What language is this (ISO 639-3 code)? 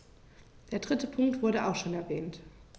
deu